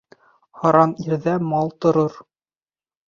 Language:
Bashkir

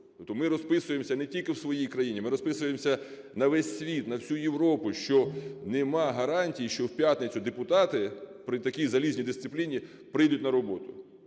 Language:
Ukrainian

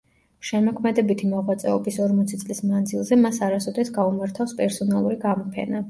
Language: Georgian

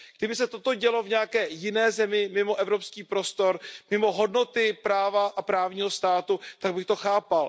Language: Czech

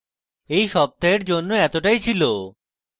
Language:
Bangla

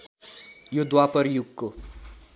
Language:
Nepali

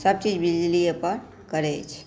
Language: Maithili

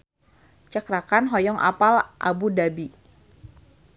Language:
Sundanese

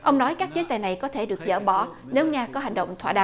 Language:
Vietnamese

